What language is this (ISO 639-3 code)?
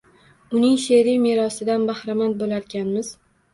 uzb